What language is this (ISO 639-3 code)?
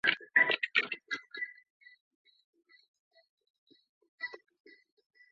zho